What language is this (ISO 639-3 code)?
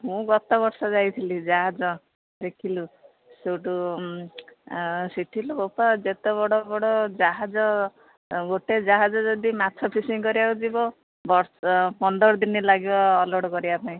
ori